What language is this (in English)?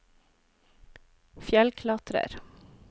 Norwegian